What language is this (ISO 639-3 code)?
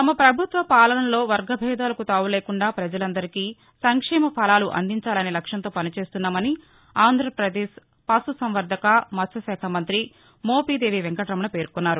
tel